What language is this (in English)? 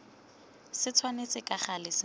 Tswana